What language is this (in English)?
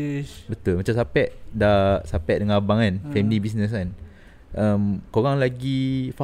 Malay